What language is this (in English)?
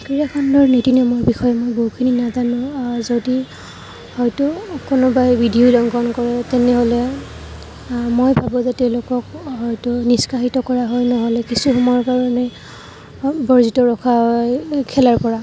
Assamese